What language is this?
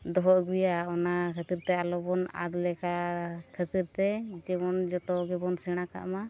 Santali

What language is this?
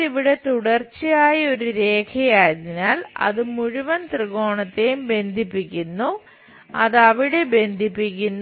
Malayalam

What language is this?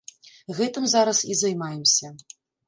Belarusian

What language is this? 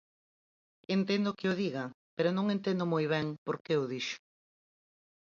Galician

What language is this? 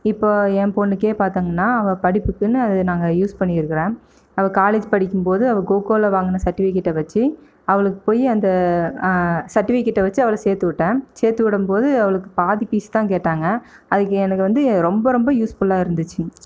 Tamil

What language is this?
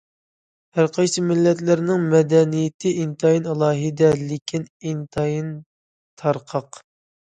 Uyghur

